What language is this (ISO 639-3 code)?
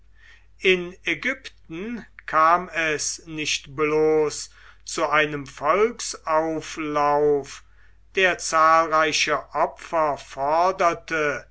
deu